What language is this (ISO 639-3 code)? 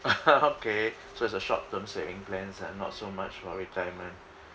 eng